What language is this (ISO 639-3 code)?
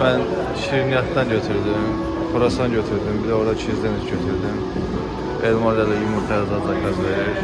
tur